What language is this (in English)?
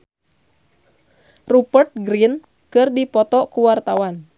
Sundanese